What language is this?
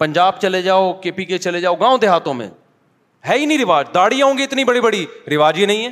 Urdu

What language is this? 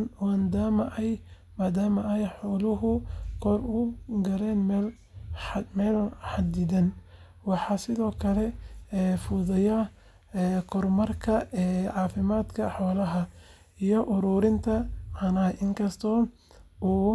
Somali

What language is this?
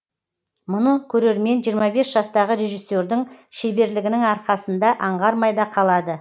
Kazakh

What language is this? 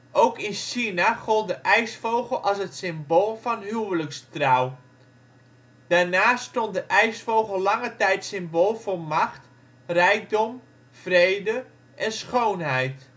Dutch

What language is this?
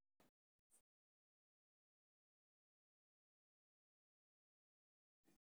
Somali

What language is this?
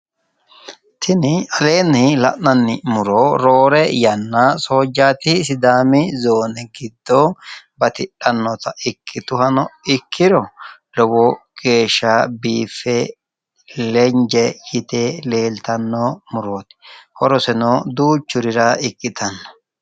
Sidamo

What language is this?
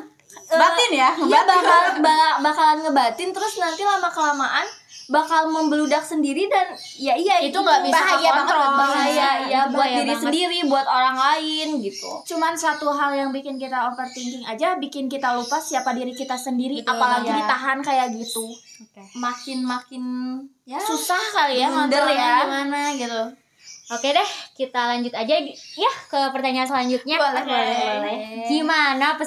Indonesian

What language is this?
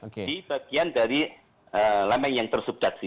Indonesian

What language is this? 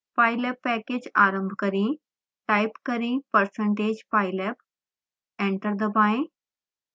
Hindi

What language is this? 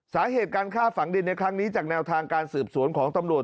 Thai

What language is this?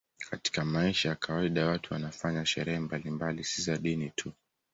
Swahili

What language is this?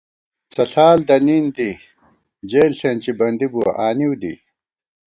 Gawar-Bati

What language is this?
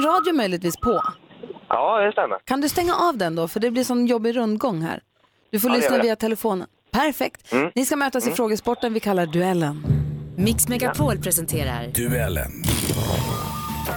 Swedish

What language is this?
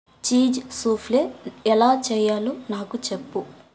Telugu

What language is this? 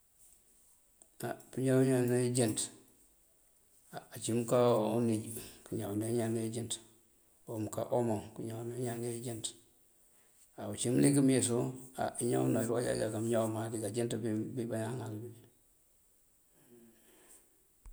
Mandjak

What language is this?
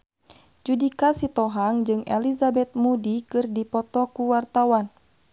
Sundanese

